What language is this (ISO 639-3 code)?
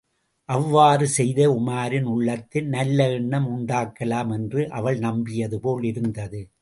tam